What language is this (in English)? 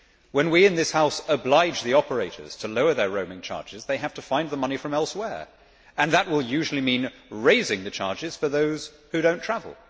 English